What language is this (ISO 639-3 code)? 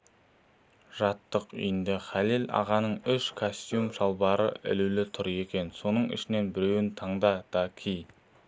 kaz